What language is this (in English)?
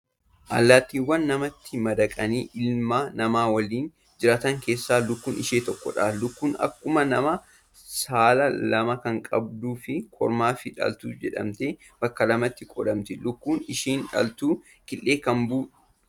Oromo